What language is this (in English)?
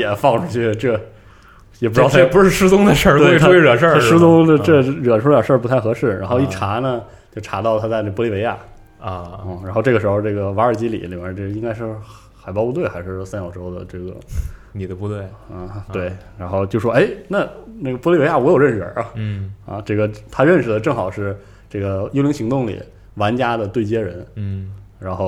Chinese